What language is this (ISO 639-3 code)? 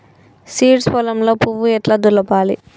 tel